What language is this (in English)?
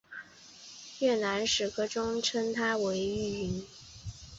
Chinese